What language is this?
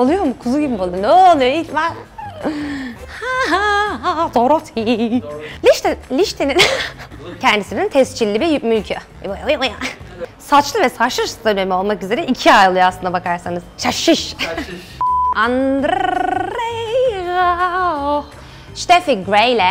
Turkish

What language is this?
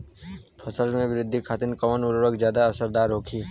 Bhojpuri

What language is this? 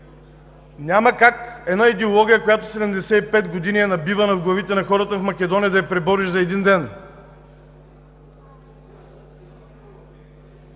Bulgarian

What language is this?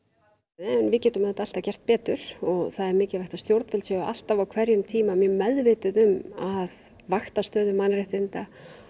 Icelandic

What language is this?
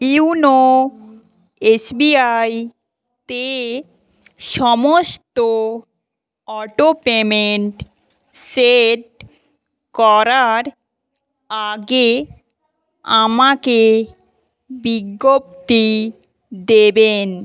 Bangla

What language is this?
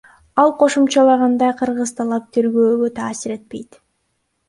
Kyrgyz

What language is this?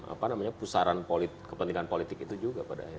Indonesian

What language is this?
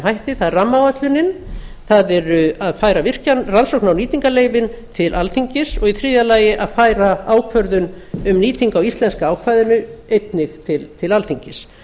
Icelandic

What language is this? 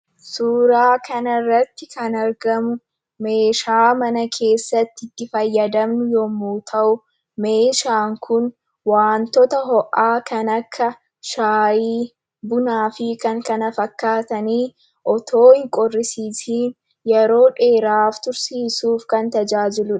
Oromo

